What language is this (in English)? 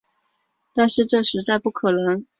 Chinese